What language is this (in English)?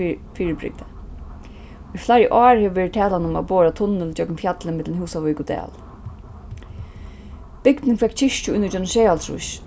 Faroese